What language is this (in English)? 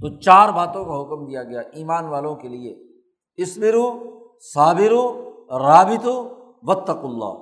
Urdu